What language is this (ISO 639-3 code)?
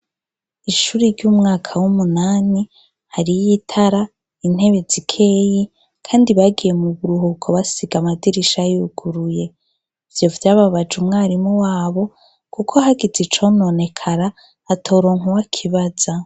run